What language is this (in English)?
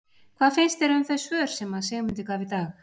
Icelandic